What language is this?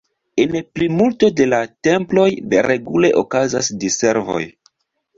Esperanto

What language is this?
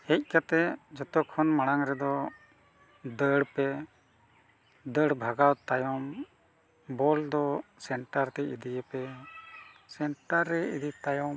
Santali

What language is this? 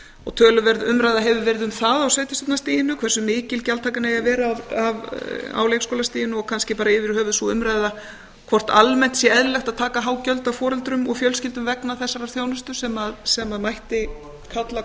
Icelandic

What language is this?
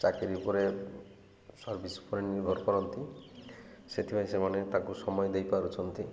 Odia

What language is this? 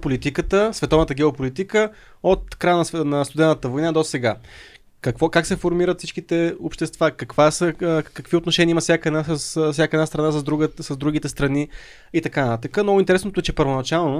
Bulgarian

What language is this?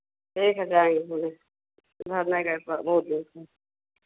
Hindi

